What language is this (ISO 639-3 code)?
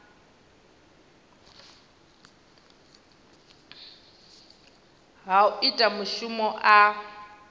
ven